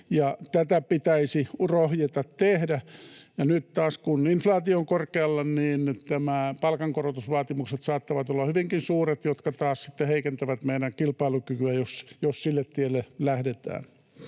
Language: Finnish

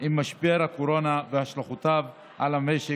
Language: Hebrew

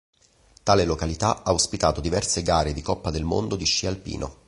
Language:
Italian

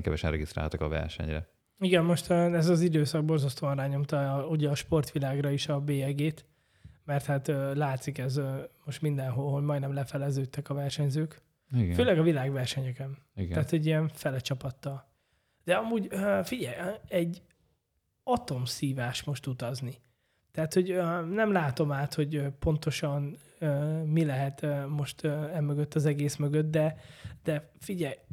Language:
Hungarian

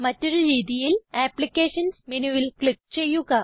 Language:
Malayalam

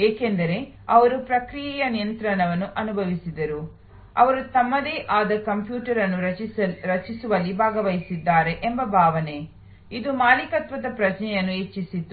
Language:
Kannada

